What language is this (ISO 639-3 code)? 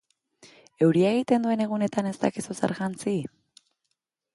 eus